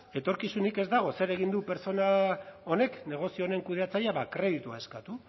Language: Basque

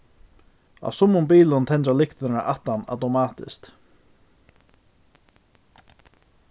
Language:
Faroese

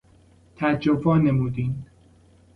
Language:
Persian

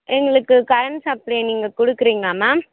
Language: Tamil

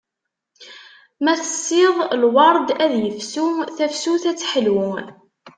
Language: Kabyle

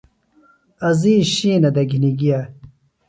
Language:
Phalura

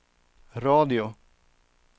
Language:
Swedish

